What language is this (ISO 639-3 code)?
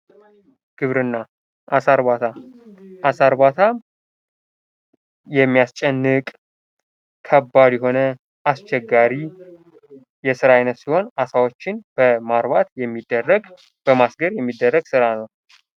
amh